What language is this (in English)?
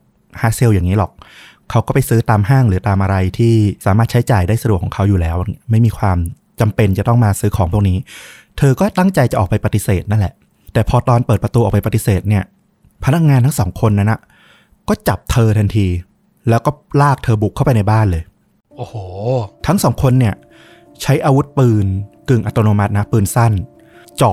Thai